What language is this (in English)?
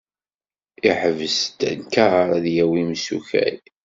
Kabyle